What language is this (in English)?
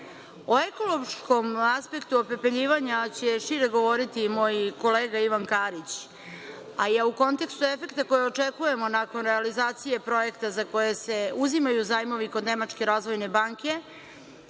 Serbian